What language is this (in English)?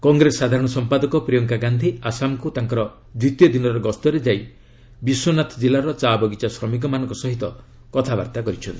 Odia